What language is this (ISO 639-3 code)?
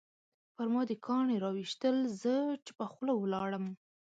pus